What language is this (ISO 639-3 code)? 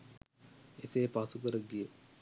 sin